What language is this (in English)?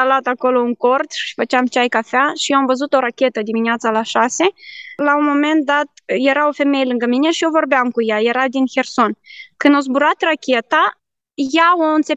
Romanian